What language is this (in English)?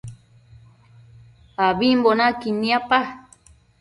Matsés